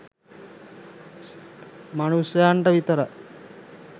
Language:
Sinhala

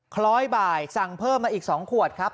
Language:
Thai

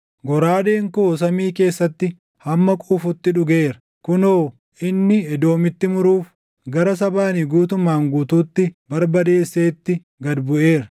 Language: Oromo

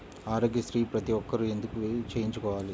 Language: Telugu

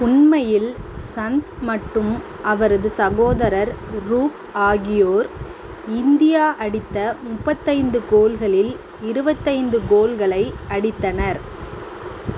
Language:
Tamil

